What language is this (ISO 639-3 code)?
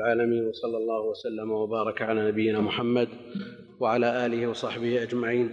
ara